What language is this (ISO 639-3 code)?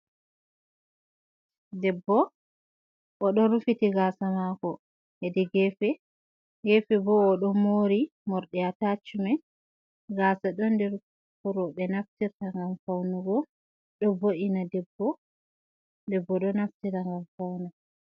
ful